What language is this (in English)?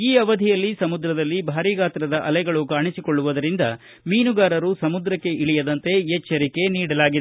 Kannada